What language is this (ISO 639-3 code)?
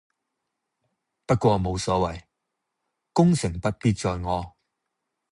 yue